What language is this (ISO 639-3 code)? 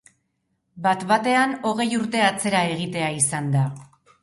eus